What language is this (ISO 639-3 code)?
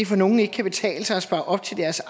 dan